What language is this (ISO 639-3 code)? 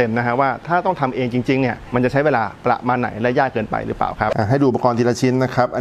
tha